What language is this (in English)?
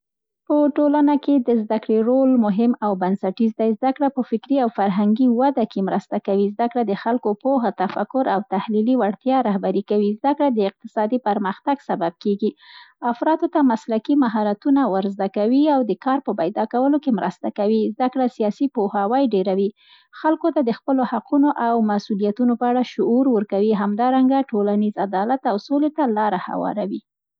Central Pashto